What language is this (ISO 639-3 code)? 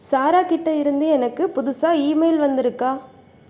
tam